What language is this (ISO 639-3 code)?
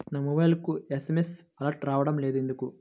tel